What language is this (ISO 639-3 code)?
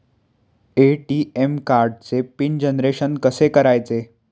mar